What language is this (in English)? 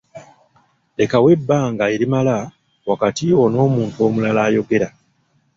Ganda